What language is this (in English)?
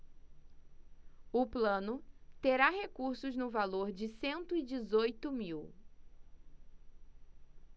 Portuguese